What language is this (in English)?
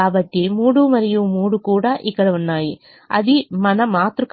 Telugu